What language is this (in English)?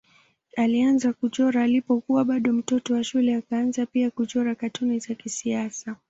Swahili